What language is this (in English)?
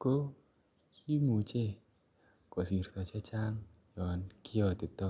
Kalenjin